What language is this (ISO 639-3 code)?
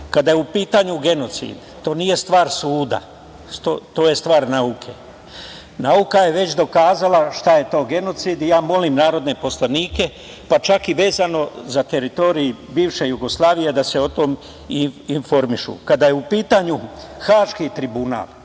srp